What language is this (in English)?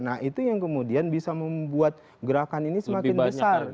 Indonesian